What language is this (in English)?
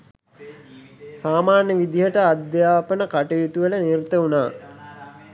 Sinhala